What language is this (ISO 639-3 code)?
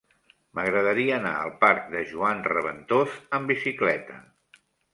cat